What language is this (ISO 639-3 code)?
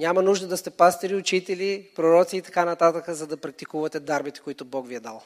bul